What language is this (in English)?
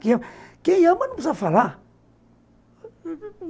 Portuguese